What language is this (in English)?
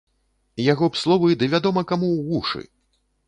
Belarusian